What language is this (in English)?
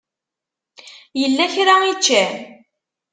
Kabyle